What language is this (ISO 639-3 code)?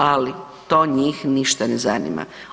hrv